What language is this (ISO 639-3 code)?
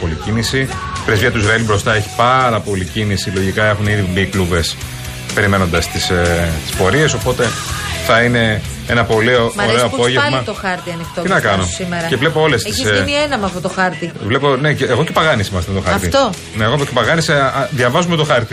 ell